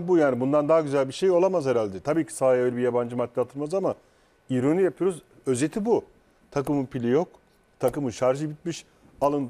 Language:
Turkish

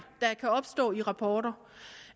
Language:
Danish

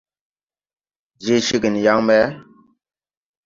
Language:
Tupuri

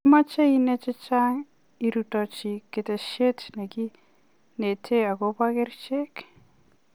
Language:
Kalenjin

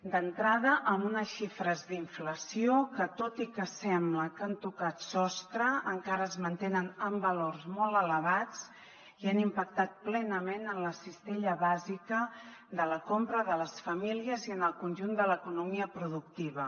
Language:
Catalan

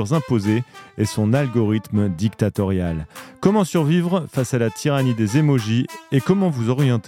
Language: French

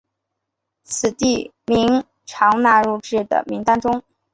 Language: Chinese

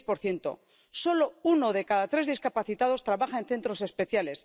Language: Spanish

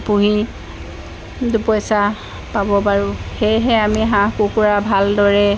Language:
Assamese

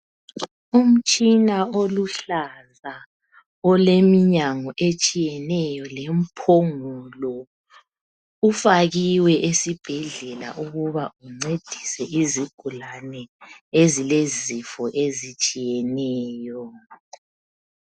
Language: North Ndebele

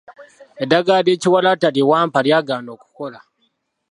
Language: Ganda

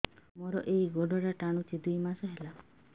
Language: Odia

